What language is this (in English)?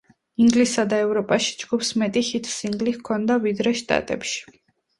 Georgian